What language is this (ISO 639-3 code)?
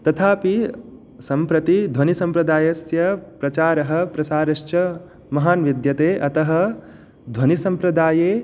san